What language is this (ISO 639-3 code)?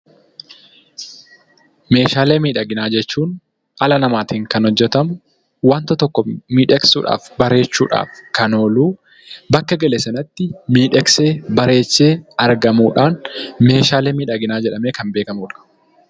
orm